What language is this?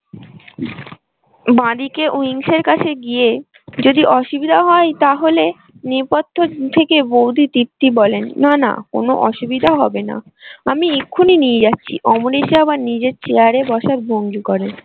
Bangla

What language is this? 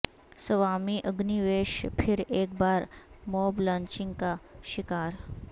Urdu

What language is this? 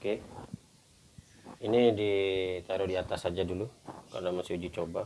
Indonesian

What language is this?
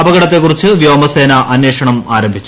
Malayalam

